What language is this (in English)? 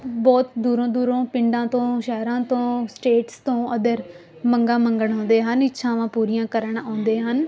Punjabi